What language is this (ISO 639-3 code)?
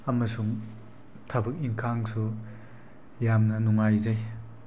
mni